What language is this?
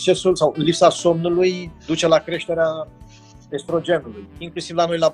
Romanian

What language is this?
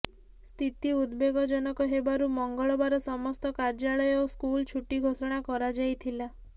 Odia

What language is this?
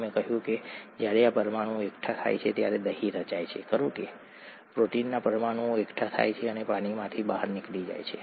Gujarati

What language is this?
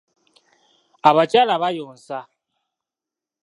Ganda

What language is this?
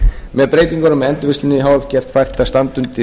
Icelandic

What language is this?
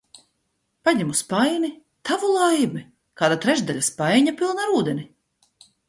Latvian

